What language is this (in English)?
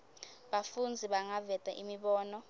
Swati